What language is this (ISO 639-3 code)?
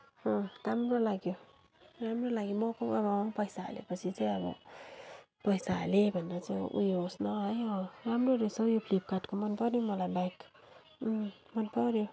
nep